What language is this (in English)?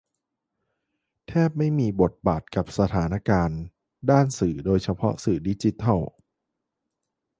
Thai